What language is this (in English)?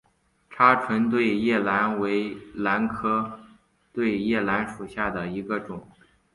Chinese